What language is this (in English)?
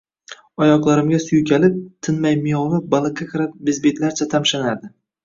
Uzbek